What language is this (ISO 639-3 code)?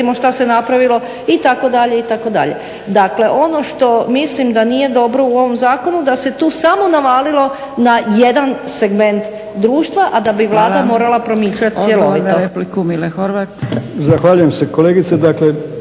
hrv